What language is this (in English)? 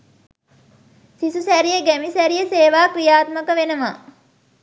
Sinhala